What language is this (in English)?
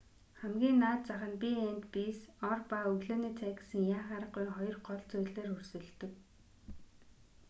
Mongolian